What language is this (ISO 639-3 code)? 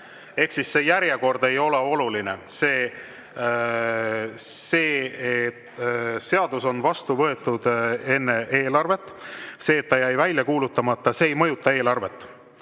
est